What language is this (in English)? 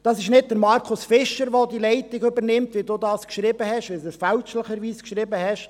Swiss German